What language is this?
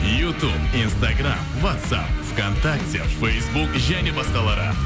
Kazakh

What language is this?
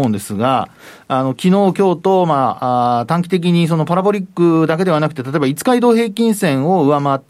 Japanese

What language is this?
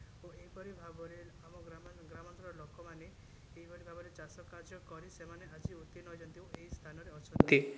Odia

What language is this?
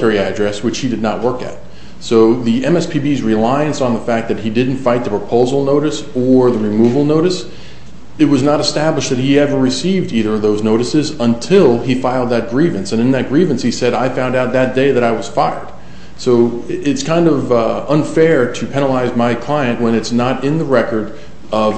English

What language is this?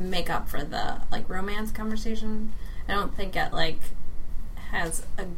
English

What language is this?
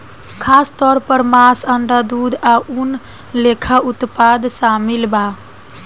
Bhojpuri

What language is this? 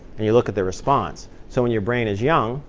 English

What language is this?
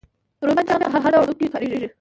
Pashto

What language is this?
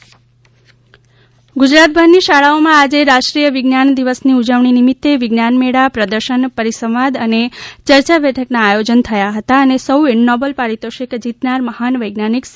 Gujarati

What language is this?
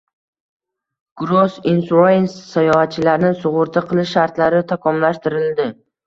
Uzbek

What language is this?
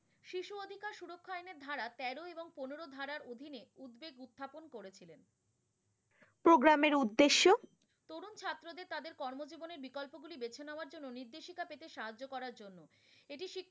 Bangla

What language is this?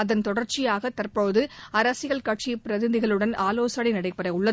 Tamil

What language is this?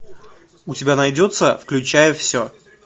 Russian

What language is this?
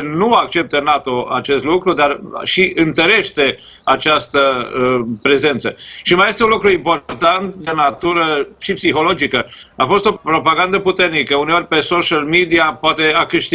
Romanian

